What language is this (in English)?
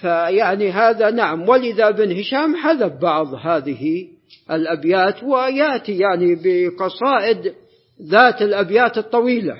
Arabic